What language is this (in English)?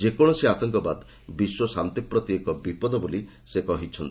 Odia